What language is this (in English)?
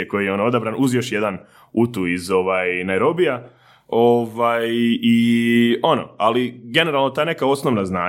Croatian